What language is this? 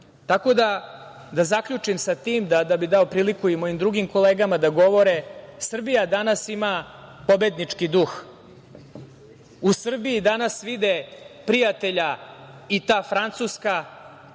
Serbian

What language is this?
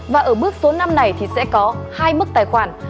Vietnamese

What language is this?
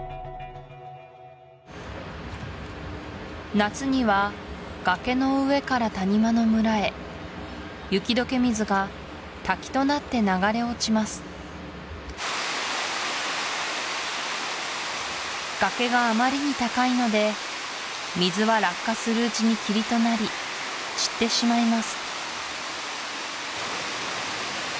Japanese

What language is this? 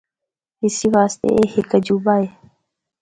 Northern Hindko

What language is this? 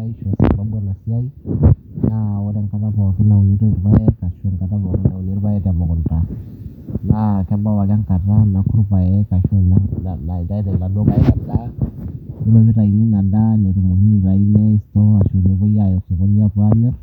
Masai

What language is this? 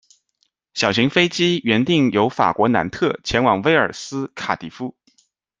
Chinese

